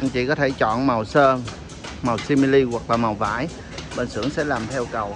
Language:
Vietnamese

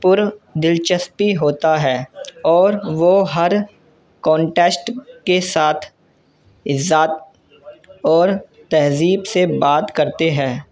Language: Urdu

